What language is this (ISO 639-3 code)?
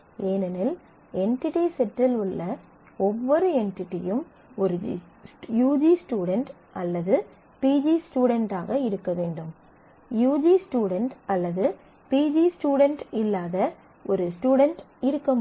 tam